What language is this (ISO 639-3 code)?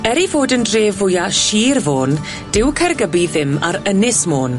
cym